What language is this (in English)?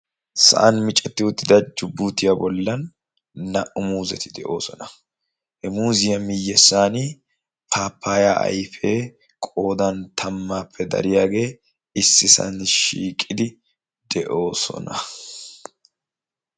Wolaytta